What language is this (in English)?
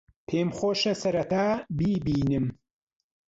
Central Kurdish